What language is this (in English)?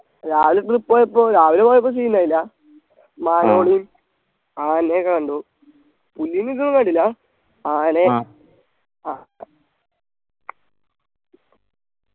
Malayalam